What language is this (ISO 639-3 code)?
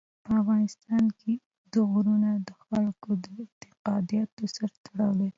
pus